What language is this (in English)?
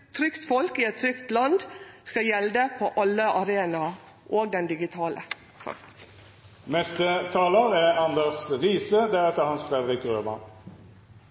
Norwegian Nynorsk